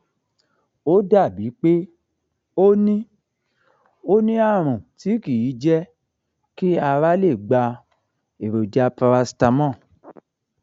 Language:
Yoruba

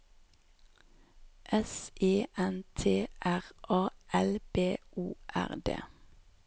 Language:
Norwegian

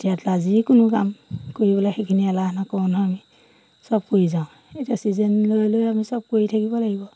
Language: Assamese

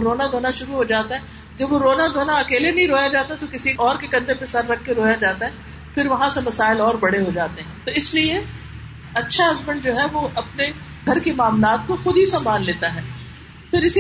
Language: Urdu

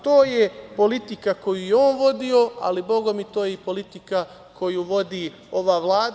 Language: Serbian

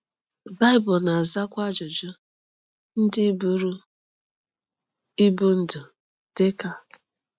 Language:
Igbo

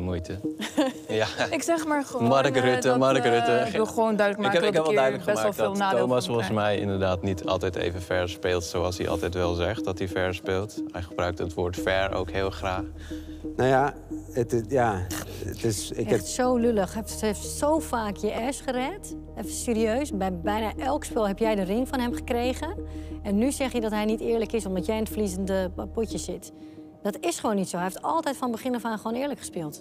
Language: Dutch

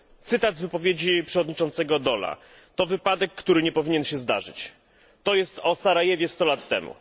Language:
Polish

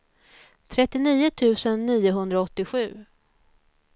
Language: Swedish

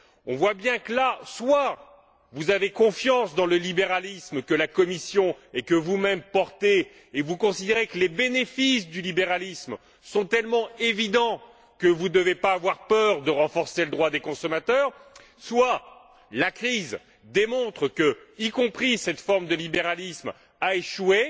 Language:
French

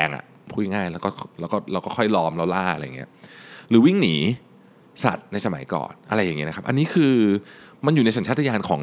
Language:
Thai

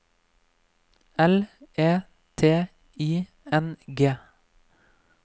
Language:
Norwegian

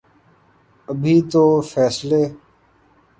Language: Urdu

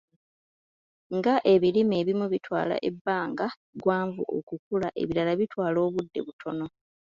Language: Ganda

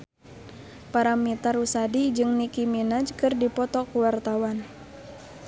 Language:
Sundanese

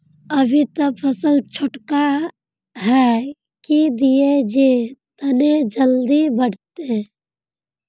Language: Magahi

